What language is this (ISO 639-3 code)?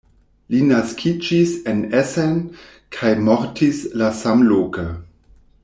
epo